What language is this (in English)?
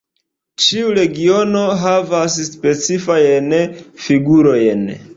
Esperanto